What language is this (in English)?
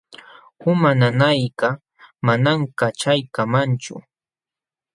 Jauja Wanca Quechua